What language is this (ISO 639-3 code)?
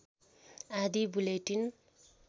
nep